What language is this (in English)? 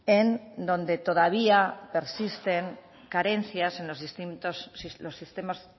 Spanish